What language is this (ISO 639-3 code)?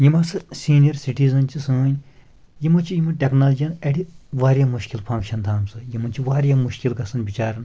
kas